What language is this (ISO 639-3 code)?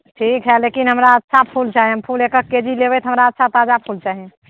mai